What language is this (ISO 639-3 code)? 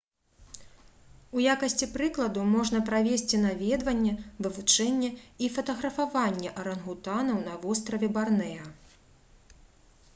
bel